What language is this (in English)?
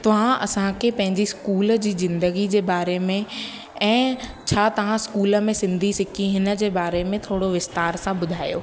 Sindhi